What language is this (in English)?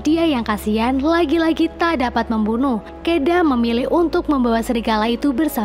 Indonesian